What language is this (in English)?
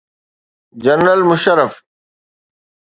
Sindhi